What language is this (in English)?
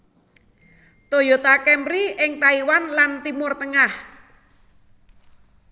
Javanese